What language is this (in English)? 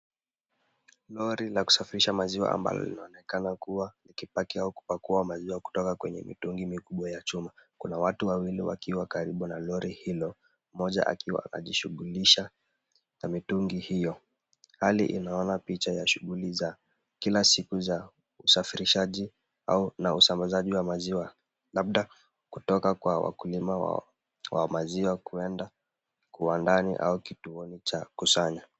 Swahili